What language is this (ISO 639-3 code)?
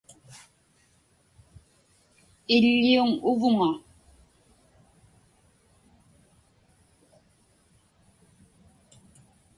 ipk